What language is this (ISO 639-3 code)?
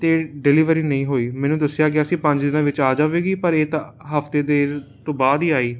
pan